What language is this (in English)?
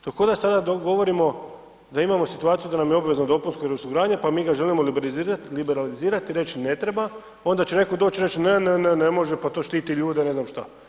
Croatian